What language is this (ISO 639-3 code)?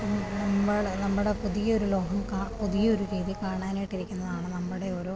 mal